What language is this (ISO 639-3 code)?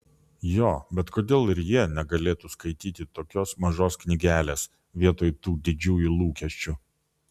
lit